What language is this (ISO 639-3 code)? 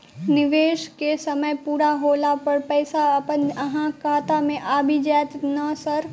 mai